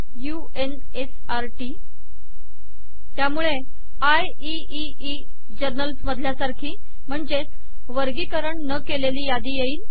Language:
Marathi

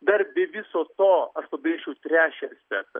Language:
Lithuanian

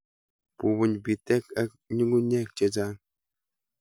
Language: Kalenjin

